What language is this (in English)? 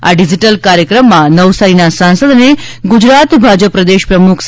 Gujarati